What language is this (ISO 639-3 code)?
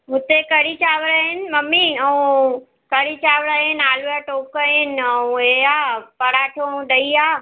snd